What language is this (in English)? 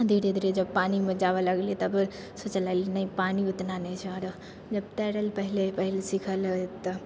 Maithili